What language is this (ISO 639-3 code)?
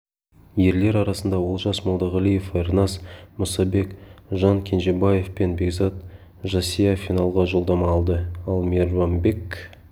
kaz